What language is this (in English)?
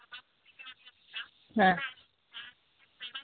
Santali